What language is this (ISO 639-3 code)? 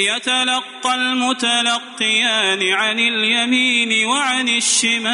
ara